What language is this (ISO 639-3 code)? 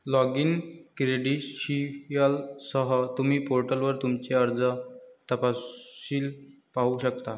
mar